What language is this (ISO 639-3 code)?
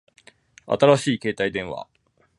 jpn